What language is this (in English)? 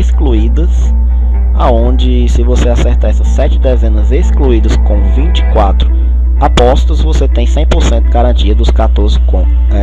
Portuguese